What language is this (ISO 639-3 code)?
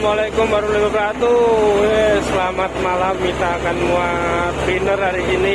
ind